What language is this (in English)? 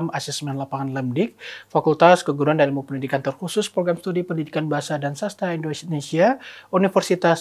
Indonesian